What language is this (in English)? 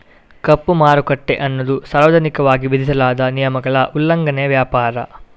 Kannada